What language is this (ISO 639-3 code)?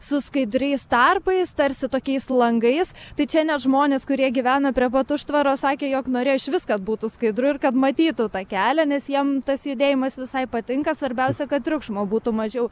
lit